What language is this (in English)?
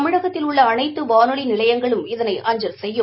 Tamil